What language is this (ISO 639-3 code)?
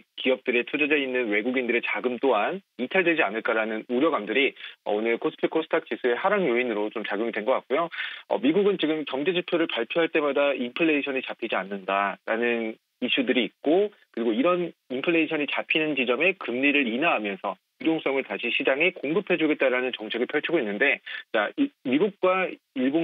kor